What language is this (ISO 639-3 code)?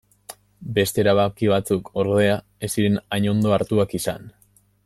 eus